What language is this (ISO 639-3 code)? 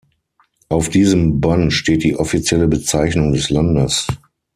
deu